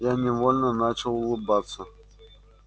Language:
Russian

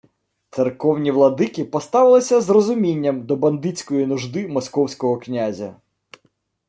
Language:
Ukrainian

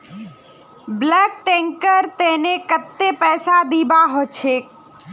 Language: Magahi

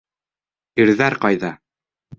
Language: Bashkir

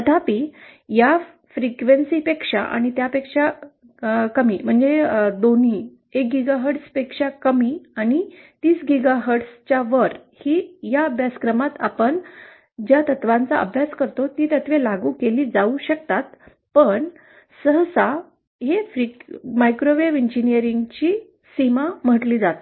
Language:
Marathi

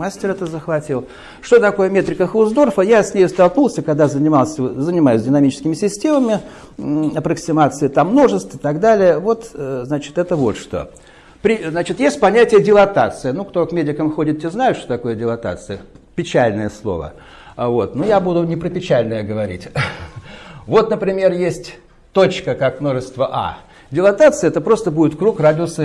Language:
Russian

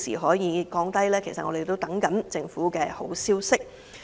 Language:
Cantonese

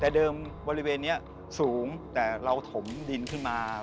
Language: Thai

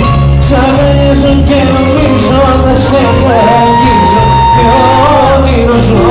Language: Greek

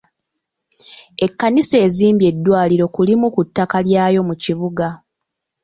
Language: Ganda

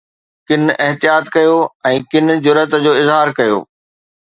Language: Sindhi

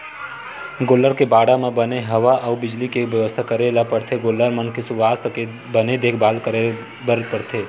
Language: Chhattisgarhi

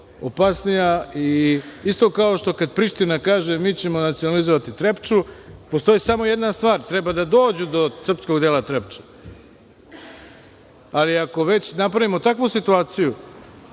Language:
Serbian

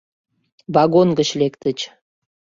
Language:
Mari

